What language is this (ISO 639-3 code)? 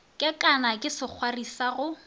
nso